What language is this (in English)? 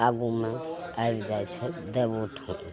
Maithili